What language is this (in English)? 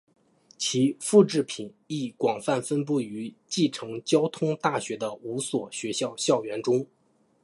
Chinese